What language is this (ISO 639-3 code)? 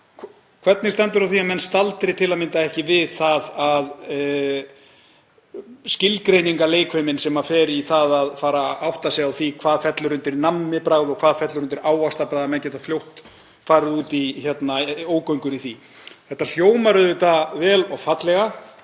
isl